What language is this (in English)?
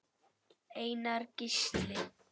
Icelandic